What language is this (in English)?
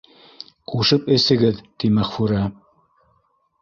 Bashkir